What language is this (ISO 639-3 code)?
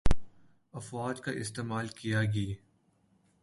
urd